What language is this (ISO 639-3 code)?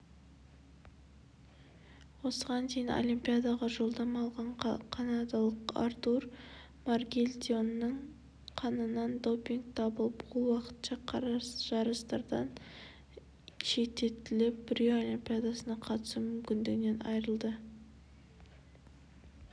kaz